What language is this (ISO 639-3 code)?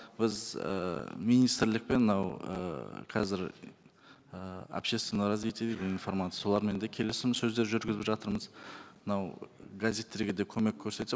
kaz